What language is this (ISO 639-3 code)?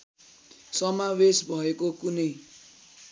nep